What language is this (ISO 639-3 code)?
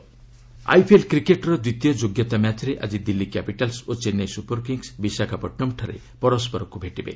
ori